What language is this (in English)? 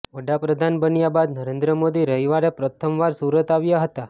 Gujarati